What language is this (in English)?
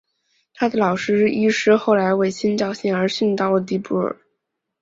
Chinese